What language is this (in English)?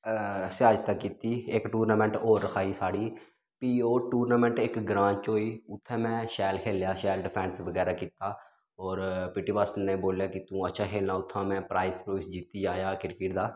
Dogri